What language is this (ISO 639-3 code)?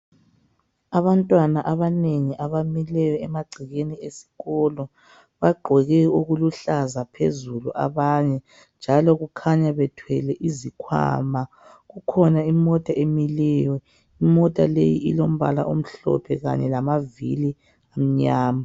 nde